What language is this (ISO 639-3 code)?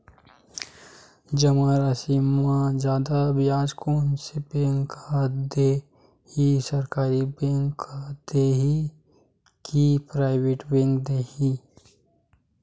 hne